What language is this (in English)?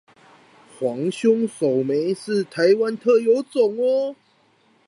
Chinese